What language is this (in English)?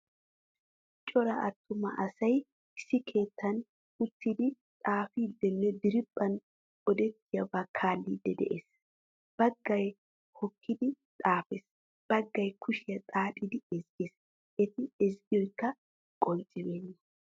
Wolaytta